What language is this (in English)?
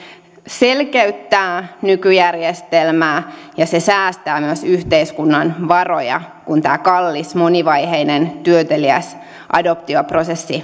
Finnish